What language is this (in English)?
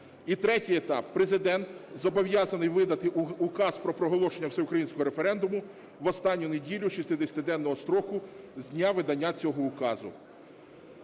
Ukrainian